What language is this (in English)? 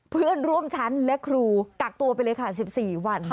Thai